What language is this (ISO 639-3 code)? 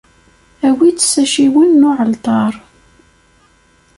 kab